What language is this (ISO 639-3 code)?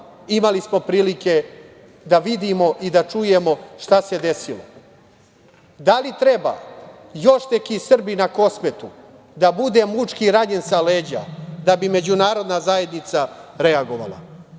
srp